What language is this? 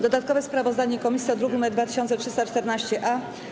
Polish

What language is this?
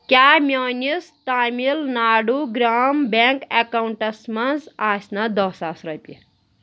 Kashmiri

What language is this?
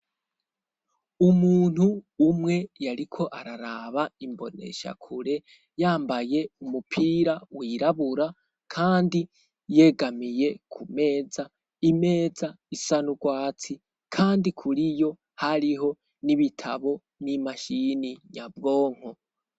Rundi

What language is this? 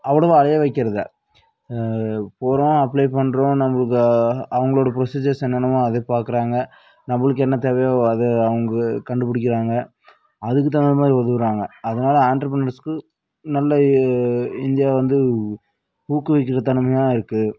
Tamil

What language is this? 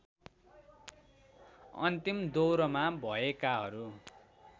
Nepali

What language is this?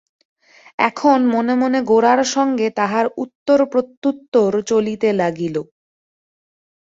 Bangla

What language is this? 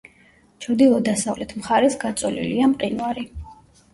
Georgian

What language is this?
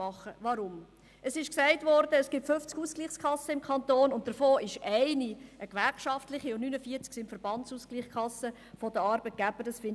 Swiss German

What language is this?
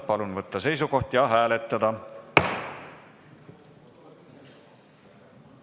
Estonian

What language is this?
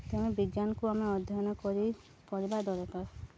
Odia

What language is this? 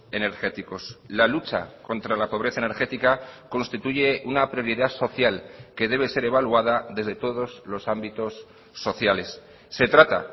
Spanish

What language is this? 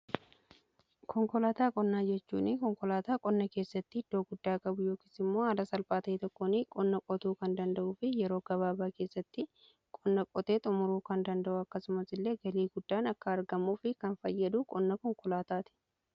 Oromo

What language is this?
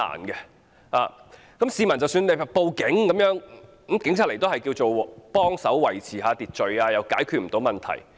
Cantonese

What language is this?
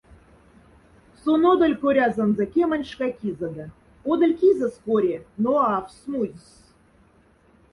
Moksha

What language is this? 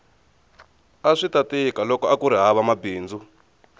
Tsonga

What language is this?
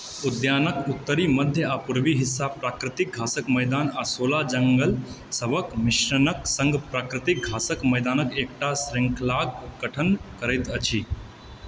Maithili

